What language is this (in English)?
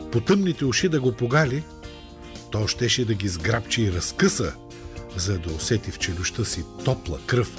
Bulgarian